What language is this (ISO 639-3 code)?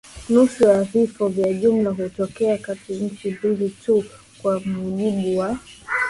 swa